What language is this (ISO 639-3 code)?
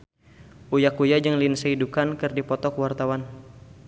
sun